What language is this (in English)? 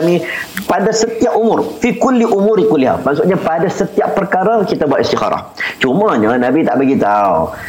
Malay